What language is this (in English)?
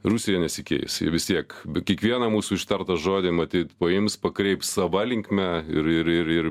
Lithuanian